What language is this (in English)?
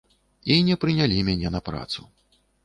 Belarusian